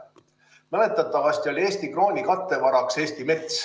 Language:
Estonian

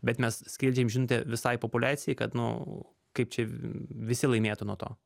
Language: Lithuanian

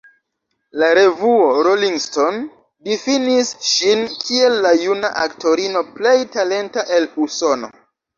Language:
Esperanto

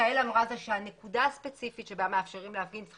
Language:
Hebrew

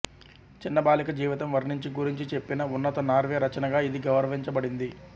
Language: Telugu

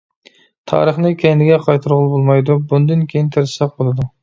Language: Uyghur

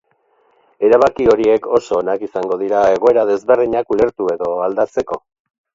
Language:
Basque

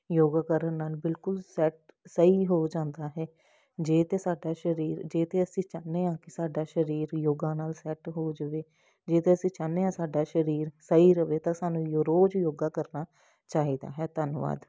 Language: Punjabi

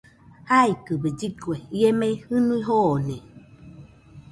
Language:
Nüpode Huitoto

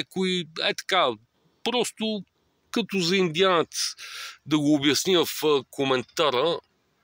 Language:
Bulgarian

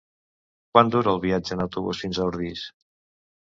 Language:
Catalan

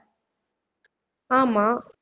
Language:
Tamil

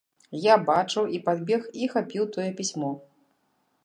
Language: Belarusian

